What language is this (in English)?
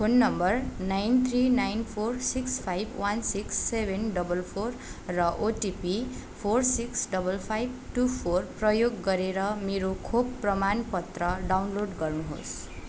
Nepali